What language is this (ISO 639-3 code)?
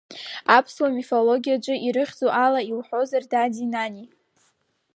abk